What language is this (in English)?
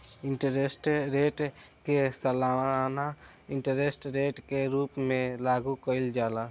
Bhojpuri